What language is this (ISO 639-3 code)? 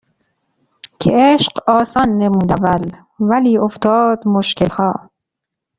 fas